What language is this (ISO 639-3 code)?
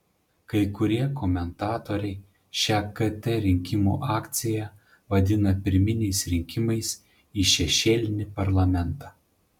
lit